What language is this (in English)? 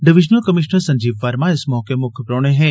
Dogri